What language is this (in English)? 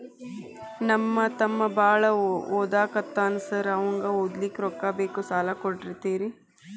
Kannada